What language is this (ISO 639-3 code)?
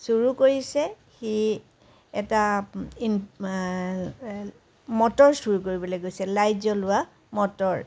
asm